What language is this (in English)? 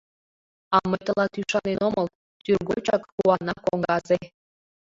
Mari